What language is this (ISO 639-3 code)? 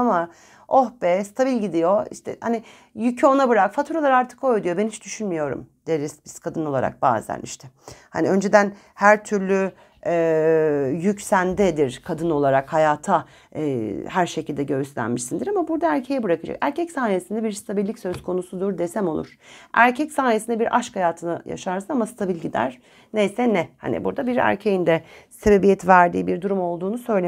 tur